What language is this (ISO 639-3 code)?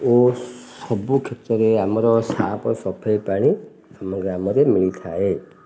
ori